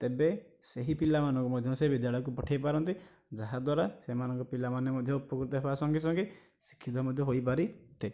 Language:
Odia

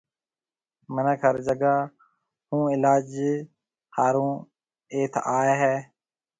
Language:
Marwari (Pakistan)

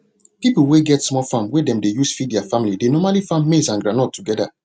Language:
Nigerian Pidgin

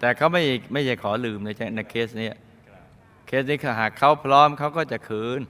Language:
Thai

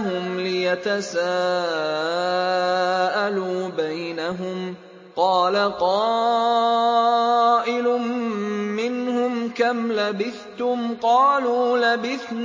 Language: Arabic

